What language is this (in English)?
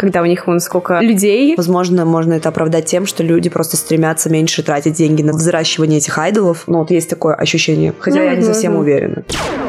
Russian